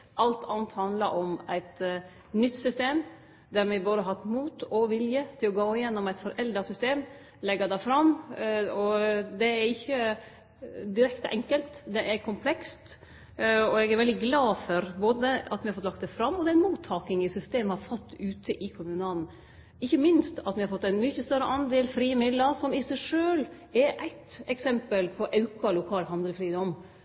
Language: Norwegian Nynorsk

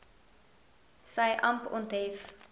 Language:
Afrikaans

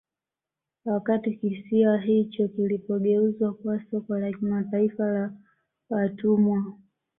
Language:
Swahili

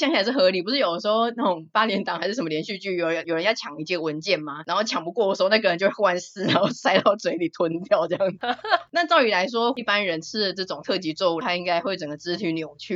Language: Chinese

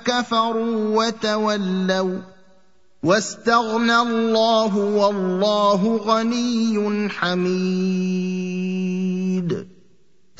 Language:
Arabic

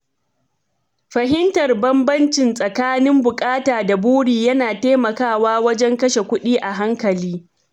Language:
Hausa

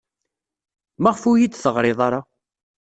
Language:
Kabyle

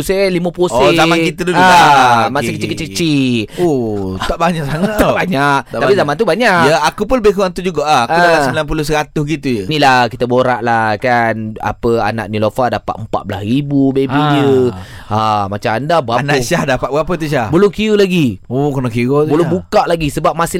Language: Malay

